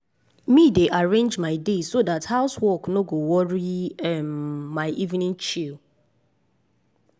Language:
Nigerian Pidgin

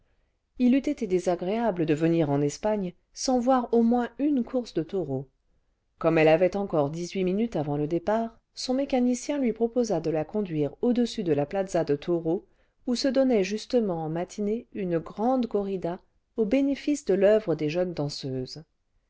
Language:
French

